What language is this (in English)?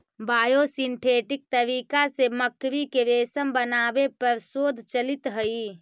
Magahi